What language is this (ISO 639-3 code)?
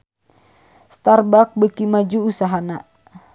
sun